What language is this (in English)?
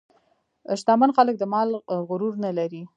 Pashto